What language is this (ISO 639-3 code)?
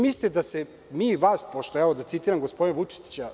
srp